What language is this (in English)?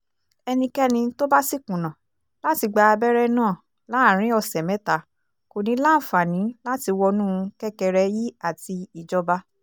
Yoruba